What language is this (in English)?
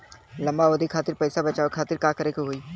Bhojpuri